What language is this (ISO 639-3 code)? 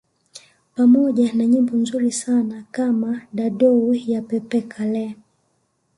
swa